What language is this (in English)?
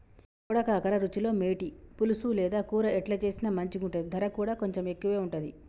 Telugu